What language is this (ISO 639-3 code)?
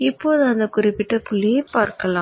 tam